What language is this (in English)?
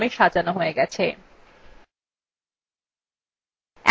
Bangla